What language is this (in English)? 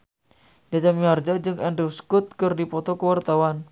Sundanese